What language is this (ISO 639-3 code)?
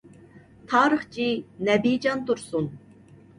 uig